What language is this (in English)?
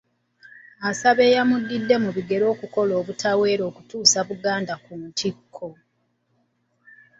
Ganda